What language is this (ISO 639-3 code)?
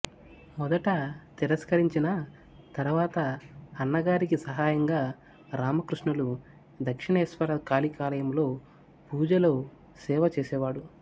tel